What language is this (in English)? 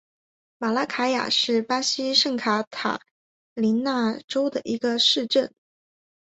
Chinese